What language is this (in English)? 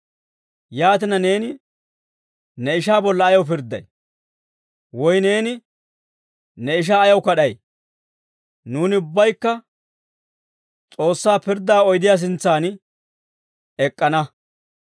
Dawro